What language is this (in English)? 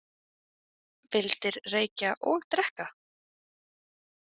Icelandic